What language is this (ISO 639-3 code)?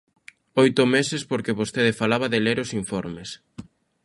glg